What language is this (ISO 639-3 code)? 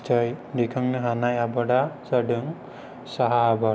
brx